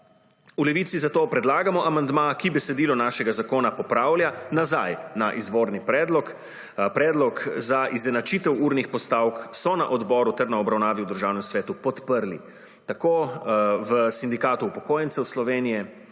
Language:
Slovenian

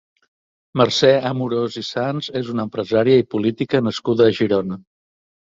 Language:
Catalan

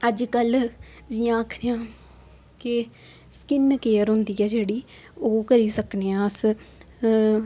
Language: Dogri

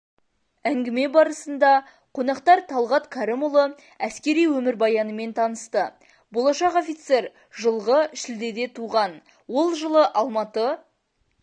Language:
Kazakh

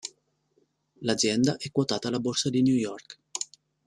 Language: Italian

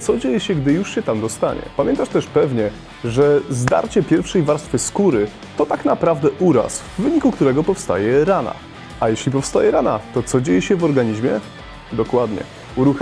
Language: Polish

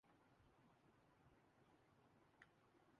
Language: Urdu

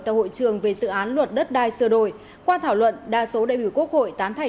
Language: Vietnamese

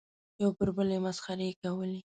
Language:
Pashto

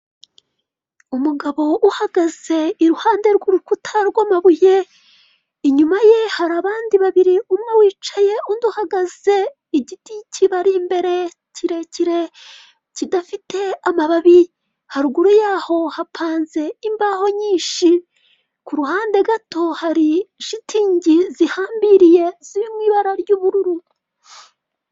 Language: Kinyarwanda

